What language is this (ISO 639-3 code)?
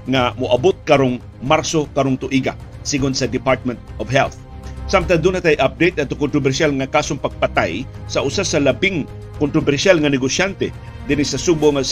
fil